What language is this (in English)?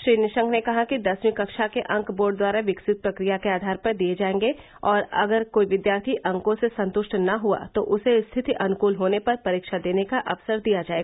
Hindi